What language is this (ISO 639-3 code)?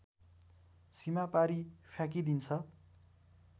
nep